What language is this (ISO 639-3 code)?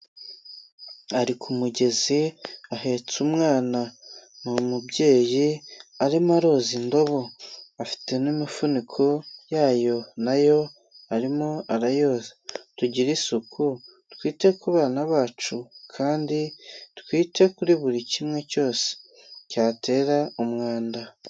kin